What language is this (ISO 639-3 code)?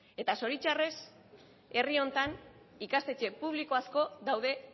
eus